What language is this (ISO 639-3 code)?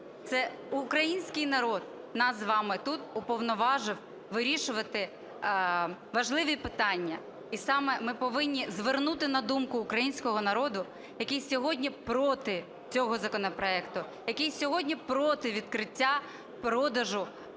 ukr